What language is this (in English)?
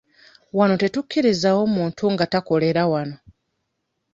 Ganda